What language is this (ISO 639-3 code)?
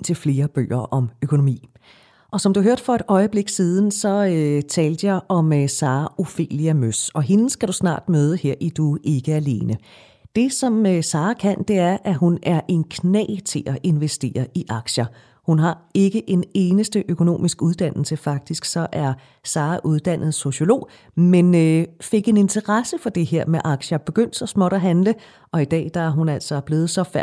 dan